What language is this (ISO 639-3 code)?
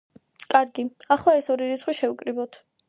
kat